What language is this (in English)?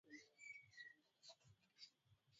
Swahili